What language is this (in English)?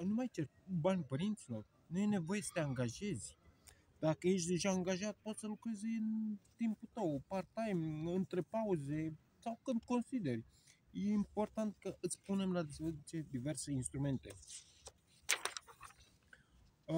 Romanian